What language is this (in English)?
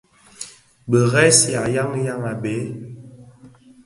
Bafia